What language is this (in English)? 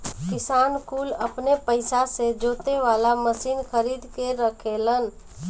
Bhojpuri